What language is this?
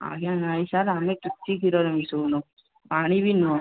Odia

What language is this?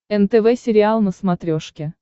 Russian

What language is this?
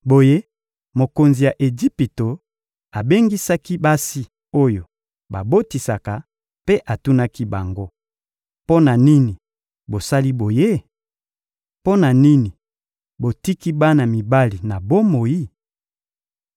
Lingala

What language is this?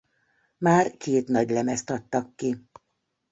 Hungarian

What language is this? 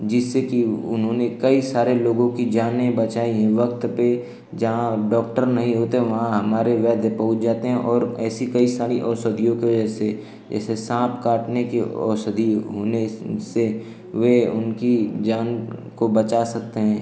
Hindi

